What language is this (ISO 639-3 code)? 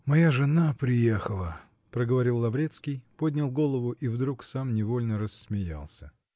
rus